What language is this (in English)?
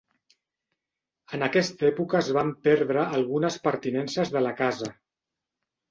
Catalan